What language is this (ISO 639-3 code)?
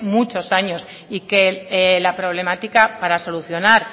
spa